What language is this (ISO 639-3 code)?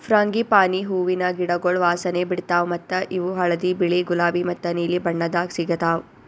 kan